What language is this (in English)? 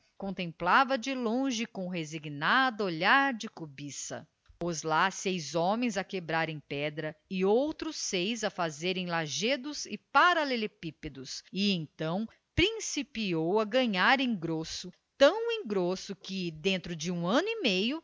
Portuguese